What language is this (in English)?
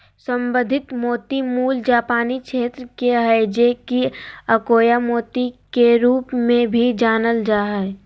Magahi